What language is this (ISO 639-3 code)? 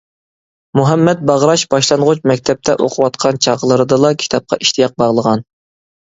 uig